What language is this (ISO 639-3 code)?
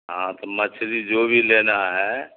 urd